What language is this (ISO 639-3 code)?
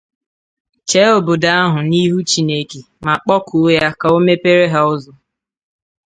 ibo